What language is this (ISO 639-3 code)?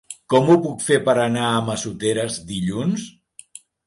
cat